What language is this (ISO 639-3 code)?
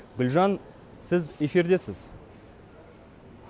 kaz